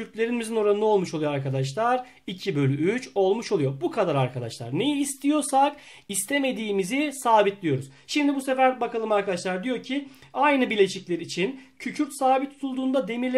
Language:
Turkish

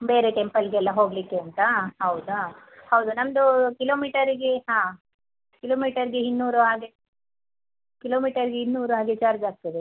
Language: Kannada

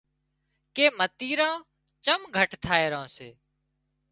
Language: Wadiyara Koli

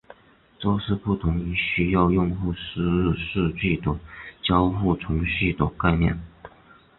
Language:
Chinese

